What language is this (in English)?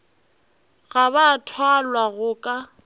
Northern Sotho